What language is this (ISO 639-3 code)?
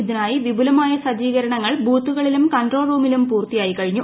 mal